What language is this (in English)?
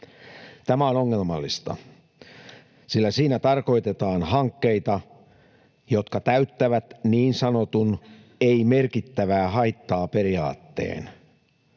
Finnish